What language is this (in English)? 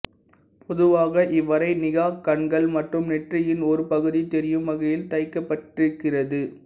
Tamil